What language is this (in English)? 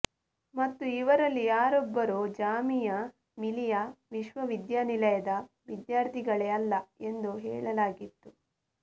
Kannada